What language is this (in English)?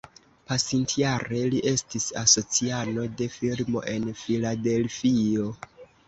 Esperanto